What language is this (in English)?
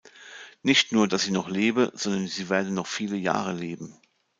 German